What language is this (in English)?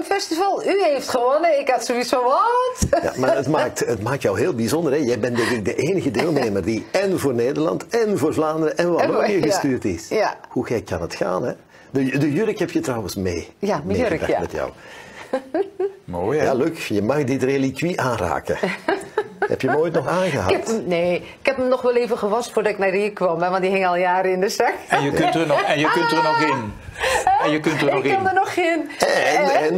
Dutch